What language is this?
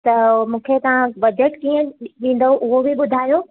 Sindhi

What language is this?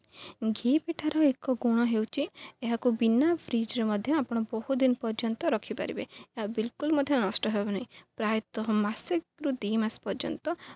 Odia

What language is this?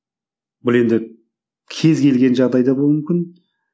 Kazakh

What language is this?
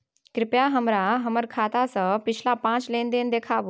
Maithili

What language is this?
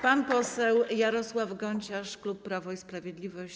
Polish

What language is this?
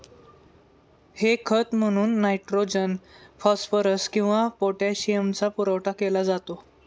Marathi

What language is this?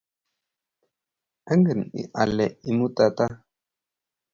Kalenjin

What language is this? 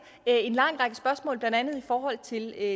Danish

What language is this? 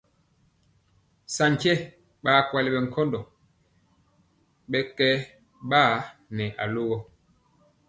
Mpiemo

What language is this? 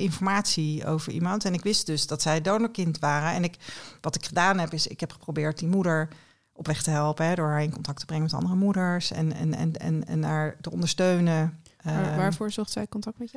Dutch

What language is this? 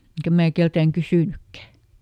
Finnish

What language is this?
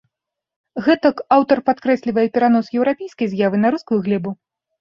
Belarusian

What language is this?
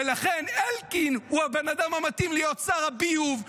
Hebrew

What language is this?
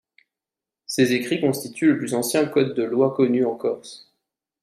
French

